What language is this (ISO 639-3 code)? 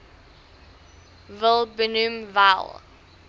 afr